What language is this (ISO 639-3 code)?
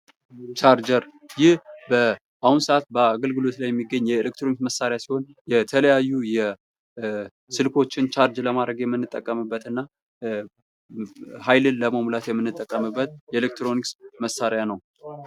amh